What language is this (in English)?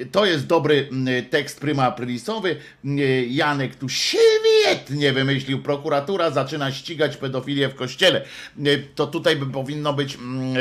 Polish